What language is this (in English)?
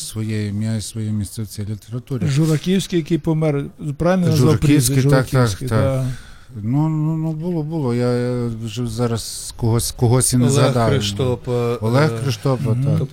Ukrainian